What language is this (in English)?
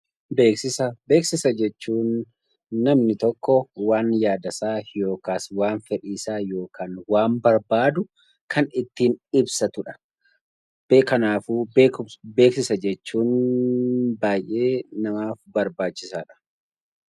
Oromo